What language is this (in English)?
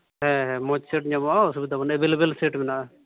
Santali